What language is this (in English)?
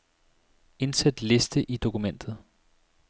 Danish